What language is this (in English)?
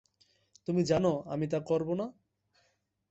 Bangla